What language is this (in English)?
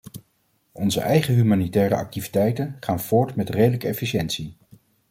Dutch